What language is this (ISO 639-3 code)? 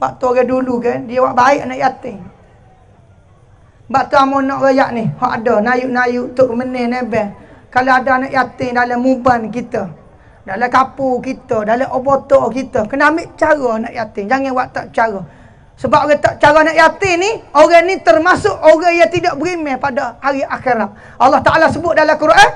msa